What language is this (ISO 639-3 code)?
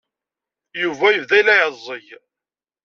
kab